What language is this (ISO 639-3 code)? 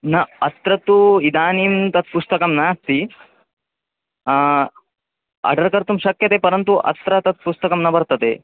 san